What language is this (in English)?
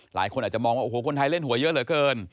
Thai